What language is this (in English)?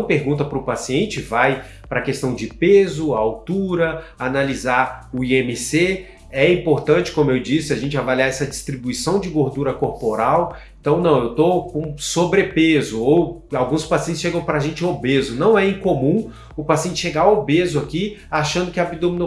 Portuguese